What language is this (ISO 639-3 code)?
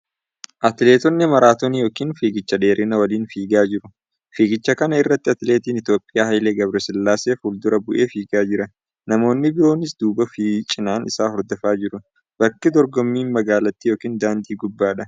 orm